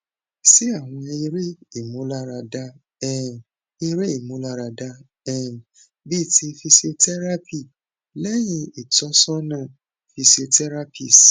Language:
Yoruba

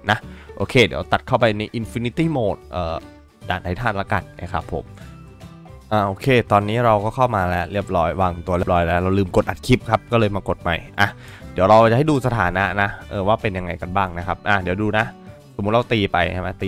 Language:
Thai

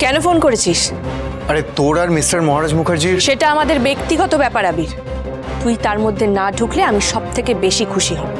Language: Bangla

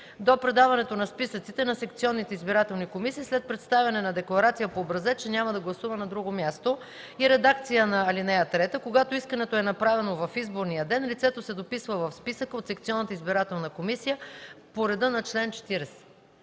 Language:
Bulgarian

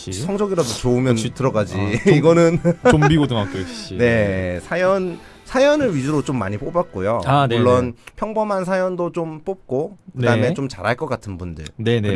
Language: Korean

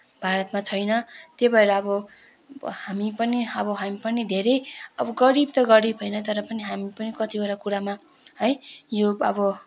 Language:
Nepali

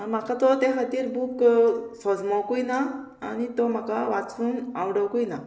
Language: Konkani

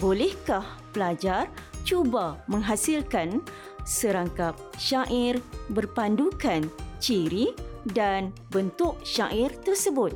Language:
Malay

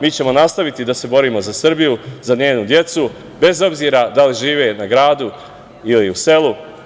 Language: Serbian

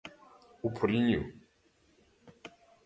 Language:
Galician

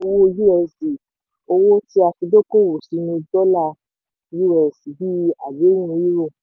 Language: Yoruba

